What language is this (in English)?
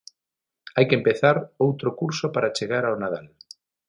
Galician